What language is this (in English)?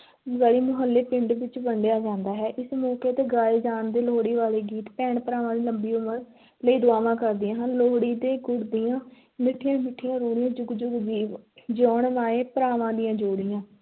Punjabi